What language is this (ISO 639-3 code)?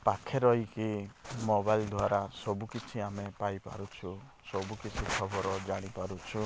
ori